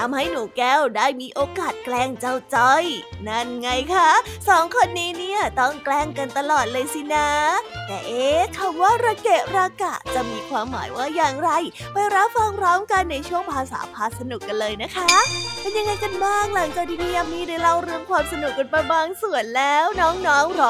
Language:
Thai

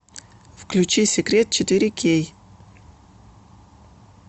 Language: Russian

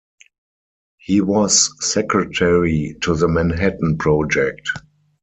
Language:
English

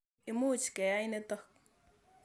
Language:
Kalenjin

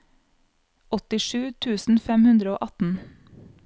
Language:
Norwegian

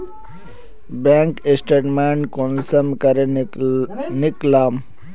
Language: Magahi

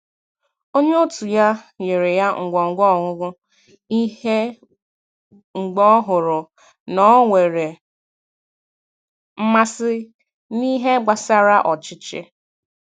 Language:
Igbo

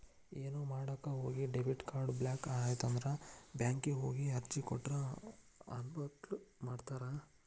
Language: Kannada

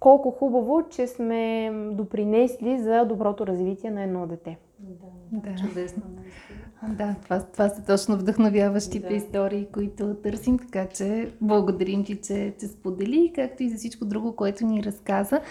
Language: Bulgarian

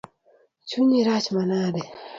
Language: Luo (Kenya and Tanzania)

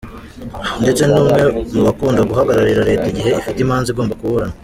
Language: Kinyarwanda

